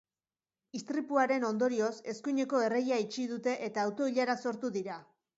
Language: Basque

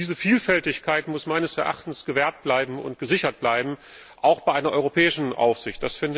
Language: German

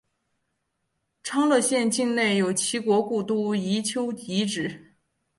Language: Chinese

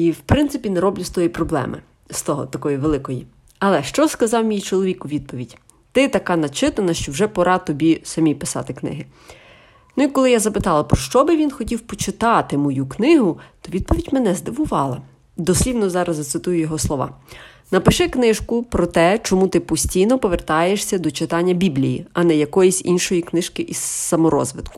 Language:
Ukrainian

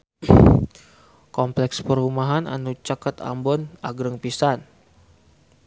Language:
Sundanese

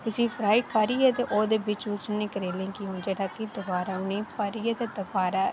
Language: Dogri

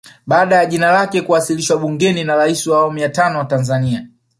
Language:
Swahili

